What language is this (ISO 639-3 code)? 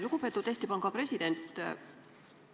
est